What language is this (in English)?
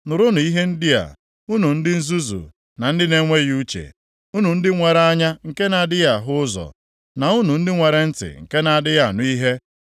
Igbo